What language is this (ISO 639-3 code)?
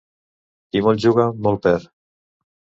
cat